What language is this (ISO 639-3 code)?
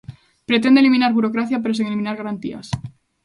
glg